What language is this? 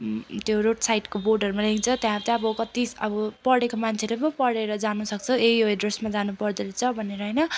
Nepali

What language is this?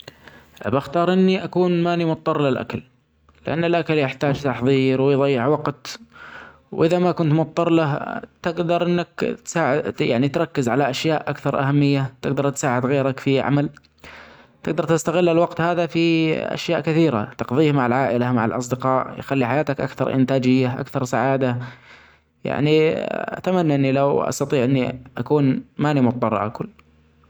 Omani Arabic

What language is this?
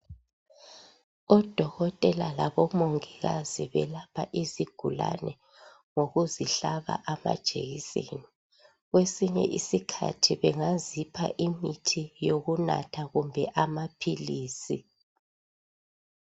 North Ndebele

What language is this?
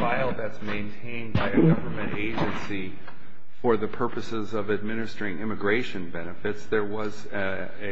English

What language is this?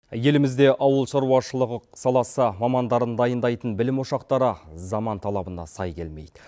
Kazakh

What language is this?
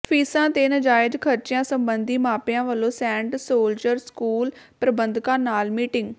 Punjabi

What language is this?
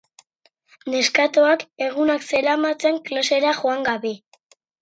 Basque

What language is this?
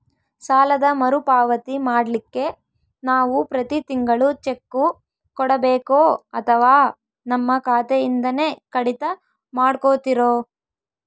Kannada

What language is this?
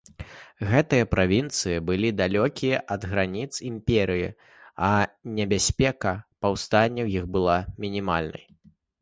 Belarusian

